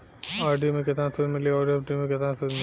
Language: Bhojpuri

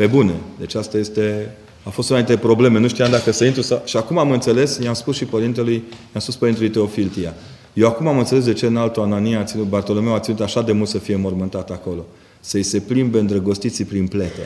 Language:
Romanian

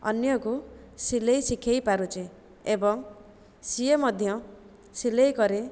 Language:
Odia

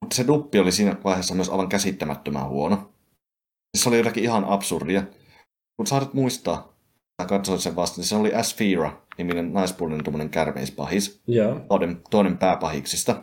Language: Finnish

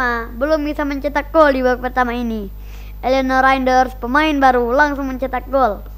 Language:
Indonesian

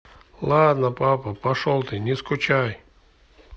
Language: Russian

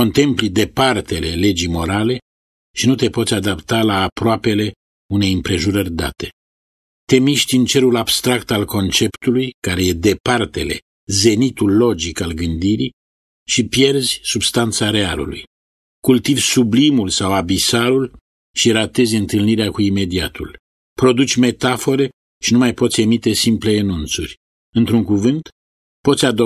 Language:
Romanian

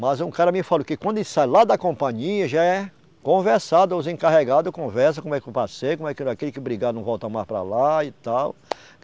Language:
Portuguese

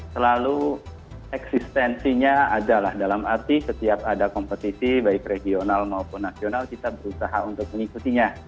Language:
Indonesian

